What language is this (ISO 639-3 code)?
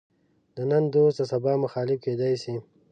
pus